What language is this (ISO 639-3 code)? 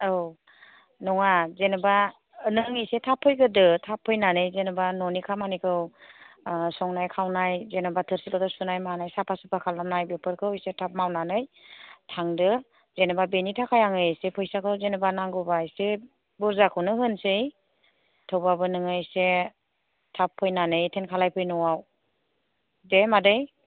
brx